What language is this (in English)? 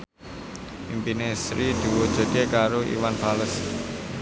Javanese